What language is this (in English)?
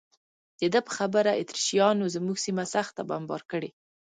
Pashto